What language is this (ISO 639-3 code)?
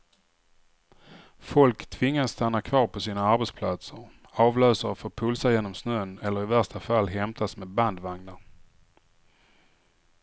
swe